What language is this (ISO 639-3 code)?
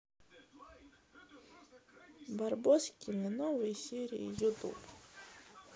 rus